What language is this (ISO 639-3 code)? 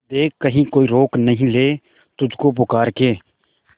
hin